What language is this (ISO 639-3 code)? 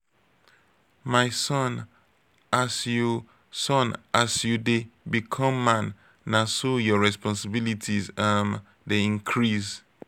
pcm